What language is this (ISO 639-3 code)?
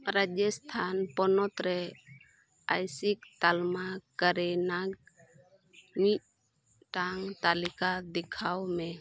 sat